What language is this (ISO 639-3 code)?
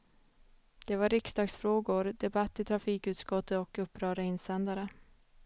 swe